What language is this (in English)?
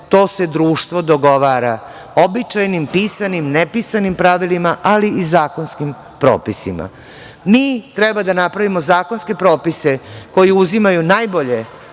Serbian